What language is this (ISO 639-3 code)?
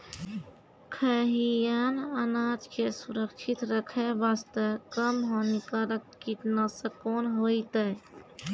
mai